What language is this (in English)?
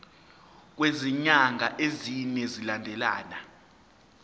Zulu